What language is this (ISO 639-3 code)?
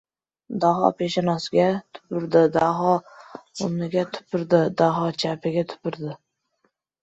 uzb